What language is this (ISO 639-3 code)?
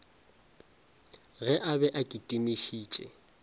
nso